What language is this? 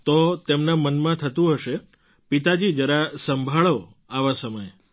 Gujarati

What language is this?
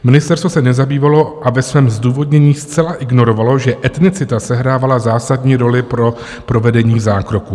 Czech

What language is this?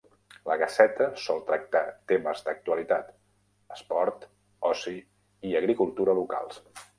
Catalan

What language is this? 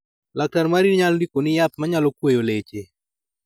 Luo (Kenya and Tanzania)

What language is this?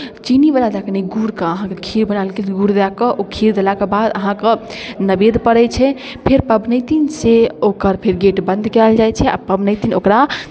Maithili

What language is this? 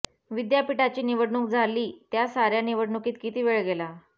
Marathi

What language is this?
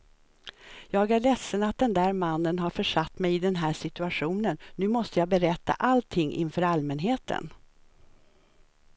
Swedish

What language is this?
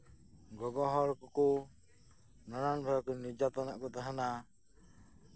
Santali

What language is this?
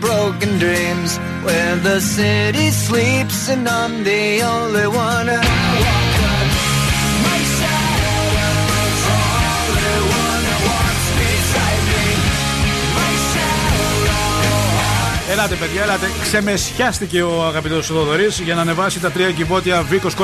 Greek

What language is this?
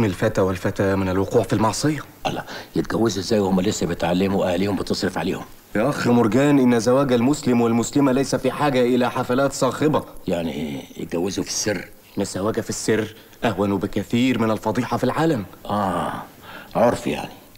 Arabic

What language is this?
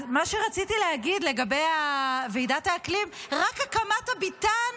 Hebrew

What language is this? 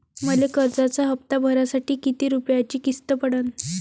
Marathi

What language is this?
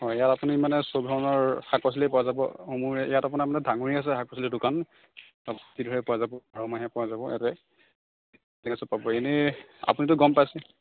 Assamese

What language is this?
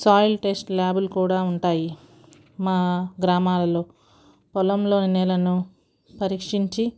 Telugu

